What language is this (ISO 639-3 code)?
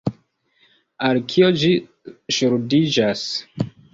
epo